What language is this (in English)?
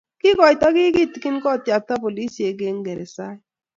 Kalenjin